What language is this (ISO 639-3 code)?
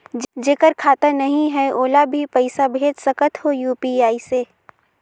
hne